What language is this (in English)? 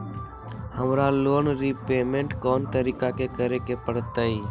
Magahi